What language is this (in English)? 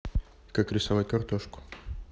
Russian